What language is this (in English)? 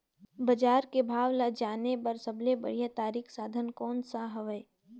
Chhattisgarhi